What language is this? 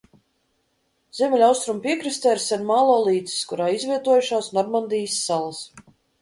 Latvian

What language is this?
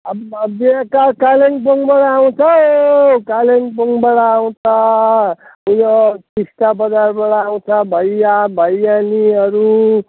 Nepali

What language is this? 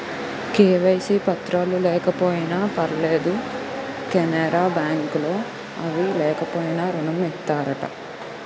Telugu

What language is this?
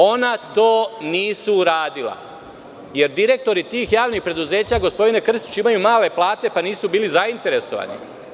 Serbian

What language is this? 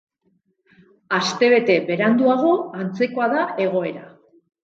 Basque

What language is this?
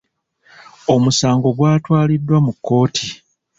Ganda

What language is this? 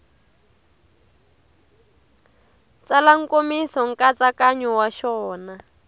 Tsonga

